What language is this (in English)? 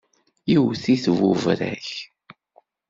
Kabyle